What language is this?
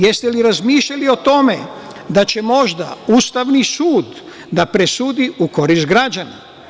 Serbian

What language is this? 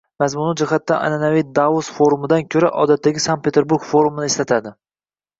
Uzbek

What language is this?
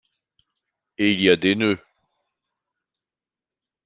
French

